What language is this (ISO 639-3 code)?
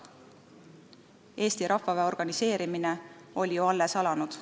est